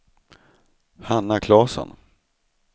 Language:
Swedish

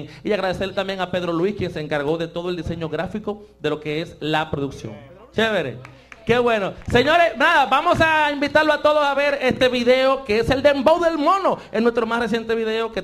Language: Spanish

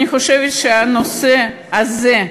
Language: Hebrew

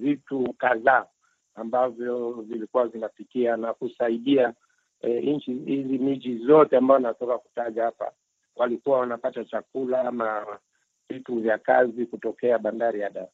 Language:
Swahili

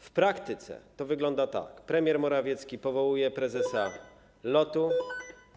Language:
Polish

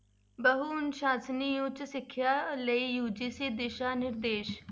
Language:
Punjabi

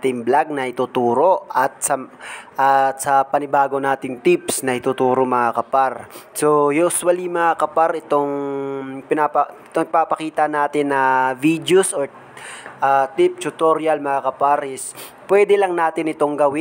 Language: Filipino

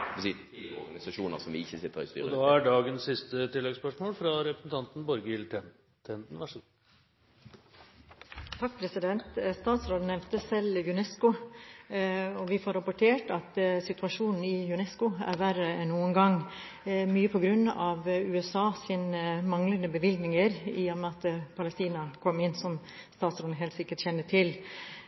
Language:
Norwegian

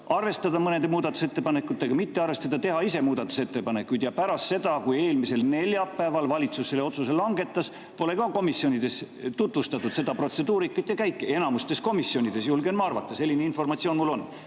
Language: Estonian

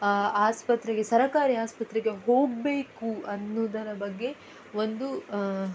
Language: Kannada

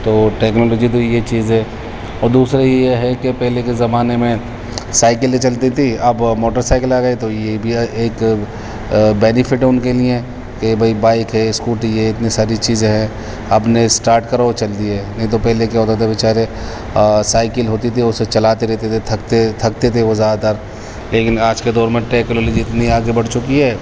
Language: Urdu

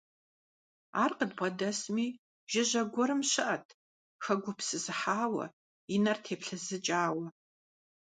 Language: Kabardian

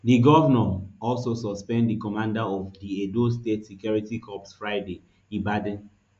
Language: Nigerian Pidgin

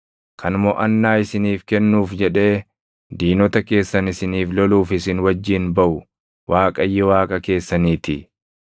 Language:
Oromo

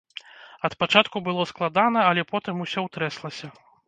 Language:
Belarusian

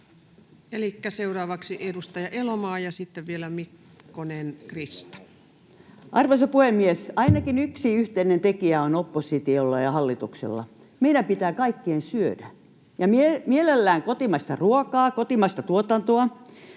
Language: Finnish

